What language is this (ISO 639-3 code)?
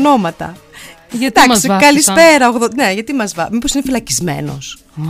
ell